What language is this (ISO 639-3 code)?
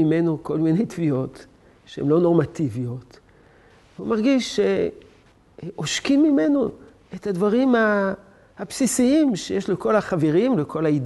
heb